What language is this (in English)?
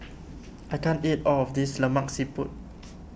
English